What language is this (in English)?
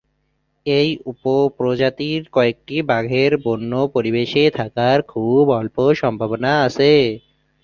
Bangla